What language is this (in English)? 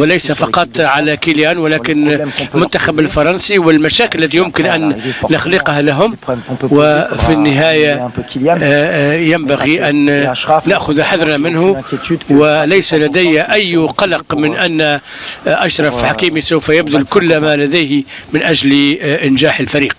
Arabic